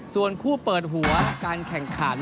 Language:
Thai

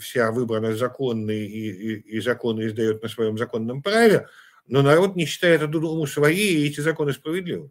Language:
Russian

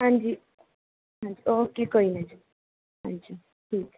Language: Punjabi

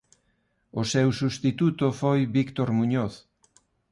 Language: Galician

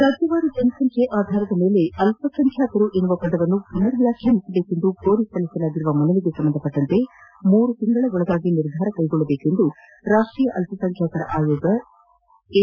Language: Kannada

